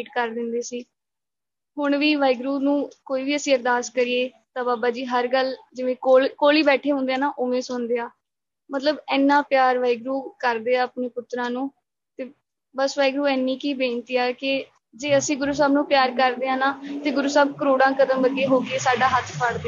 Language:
Punjabi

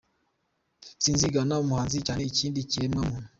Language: Kinyarwanda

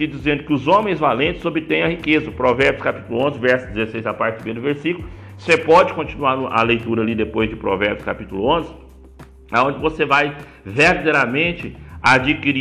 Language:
Portuguese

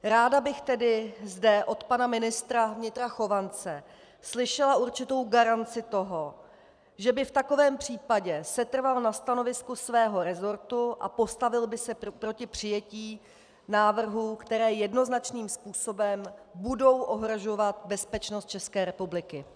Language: Czech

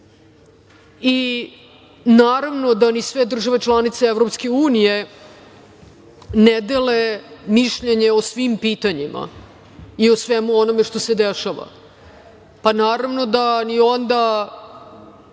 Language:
Serbian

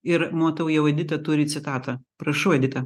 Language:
Lithuanian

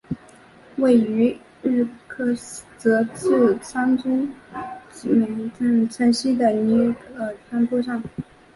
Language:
Chinese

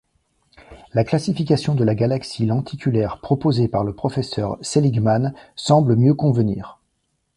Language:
French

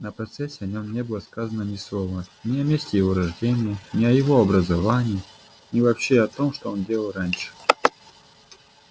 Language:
Russian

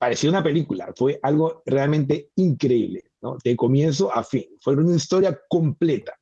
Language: Spanish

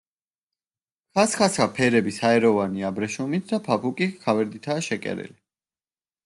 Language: Georgian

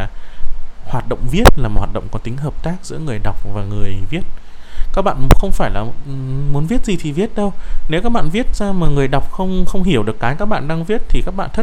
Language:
Vietnamese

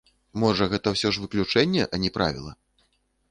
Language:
Belarusian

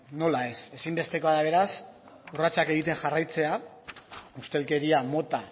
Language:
Basque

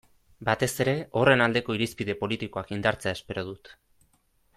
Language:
Basque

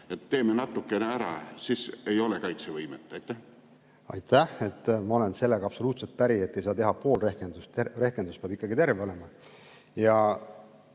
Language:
Estonian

